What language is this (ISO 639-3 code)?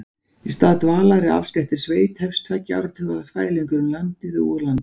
isl